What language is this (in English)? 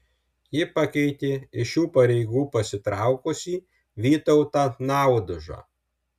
Lithuanian